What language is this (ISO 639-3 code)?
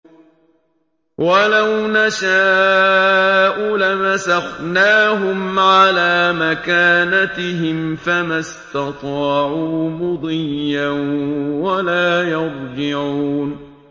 ara